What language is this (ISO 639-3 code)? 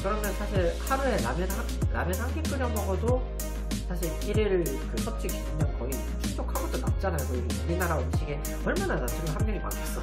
kor